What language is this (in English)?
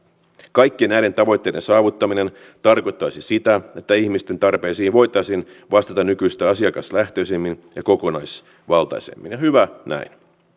Finnish